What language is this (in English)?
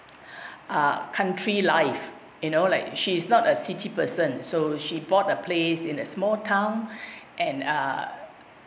English